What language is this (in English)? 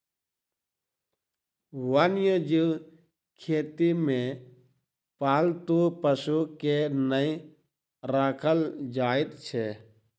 Maithili